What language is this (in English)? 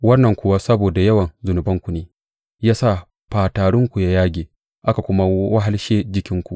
Hausa